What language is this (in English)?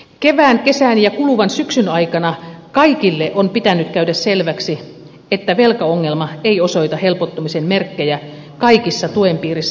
Finnish